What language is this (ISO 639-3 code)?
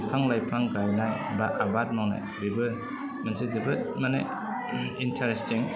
brx